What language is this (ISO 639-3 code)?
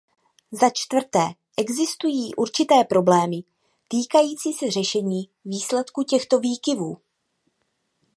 ces